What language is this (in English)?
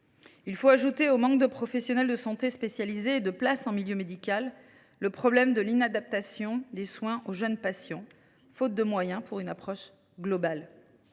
French